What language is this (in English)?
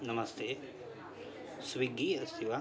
Sanskrit